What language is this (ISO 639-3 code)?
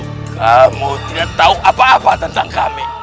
ind